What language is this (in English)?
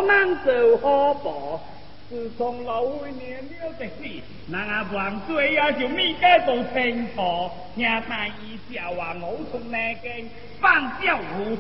Chinese